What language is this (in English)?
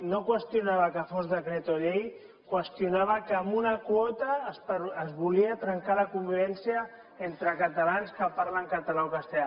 Catalan